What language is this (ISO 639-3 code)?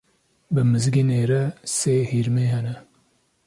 kur